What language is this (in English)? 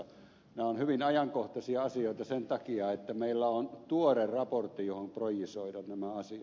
Finnish